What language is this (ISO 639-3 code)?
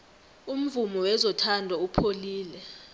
nbl